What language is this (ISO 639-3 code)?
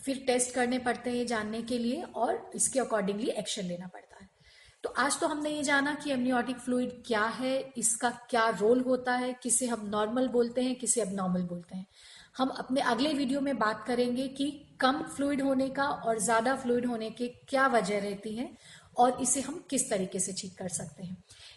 hin